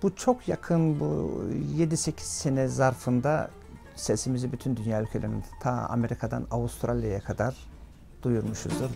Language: Turkish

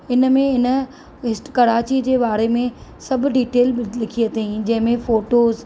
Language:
Sindhi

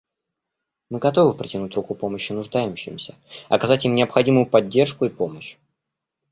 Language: Russian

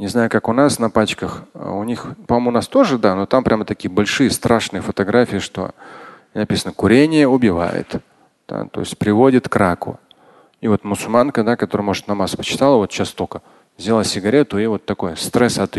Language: Russian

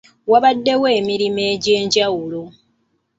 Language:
Ganda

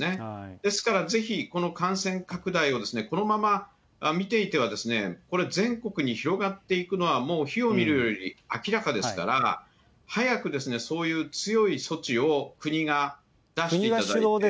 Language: Japanese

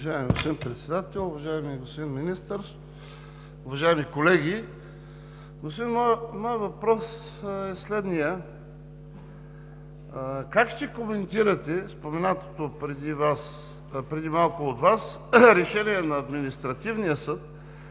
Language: Bulgarian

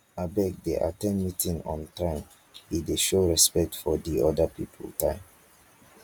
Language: Nigerian Pidgin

